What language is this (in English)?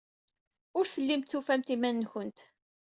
Kabyle